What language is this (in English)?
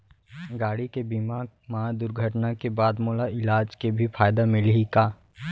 Chhattisgarhi